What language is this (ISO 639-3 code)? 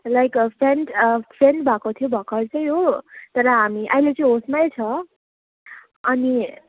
nep